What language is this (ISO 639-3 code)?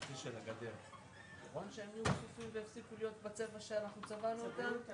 heb